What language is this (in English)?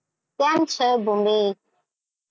Gujarati